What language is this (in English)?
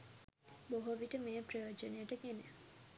Sinhala